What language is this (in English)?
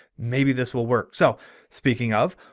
English